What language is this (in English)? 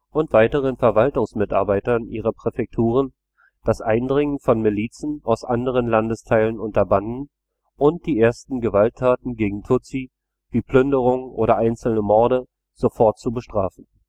German